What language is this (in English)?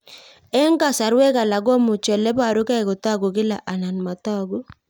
Kalenjin